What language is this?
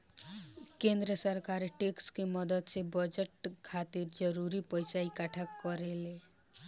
Bhojpuri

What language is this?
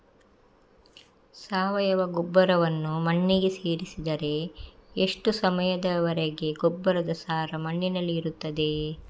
Kannada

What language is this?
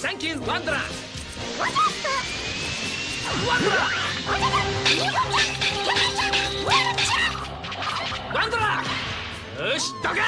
Japanese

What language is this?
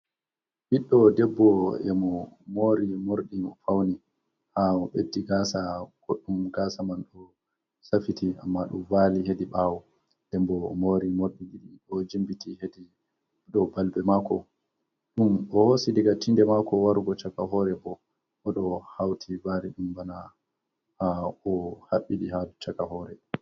Fula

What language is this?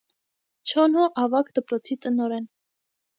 Armenian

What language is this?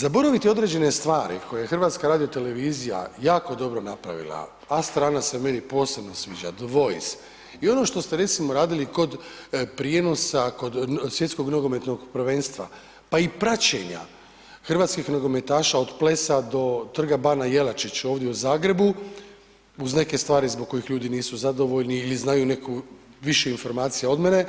Croatian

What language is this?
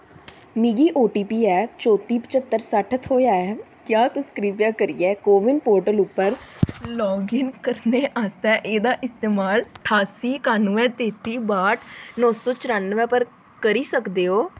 Dogri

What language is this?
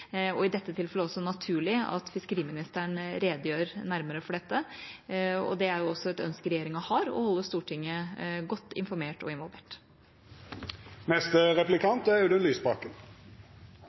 Norwegian Bokmål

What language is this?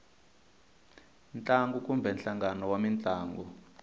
Tsonga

